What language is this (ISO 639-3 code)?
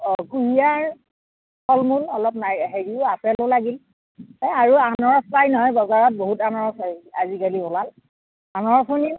asm